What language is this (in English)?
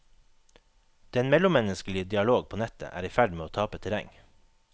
Norwegian